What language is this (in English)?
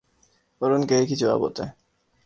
Urdu